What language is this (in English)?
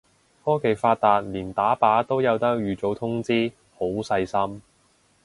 Cantonese